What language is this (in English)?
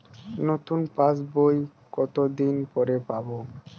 Bangla